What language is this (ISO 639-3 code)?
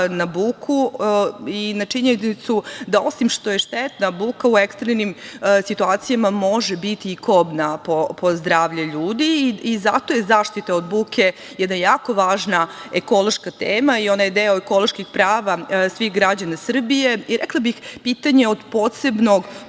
srp